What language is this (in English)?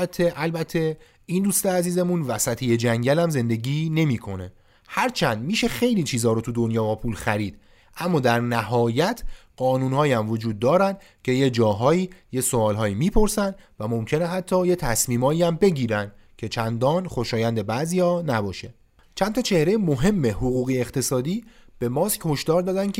Persian